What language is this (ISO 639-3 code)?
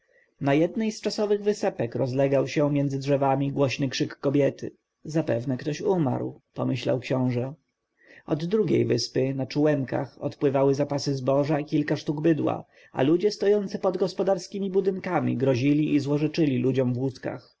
pol